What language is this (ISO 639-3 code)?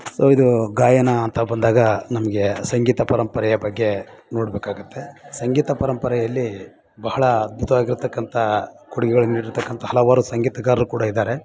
kan